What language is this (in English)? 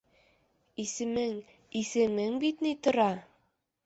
Bashkir